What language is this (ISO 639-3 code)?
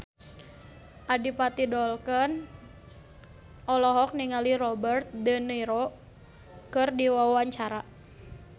sun